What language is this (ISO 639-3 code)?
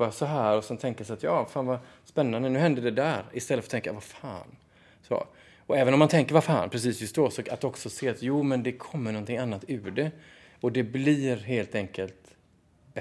swe